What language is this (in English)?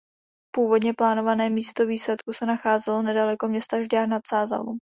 Czech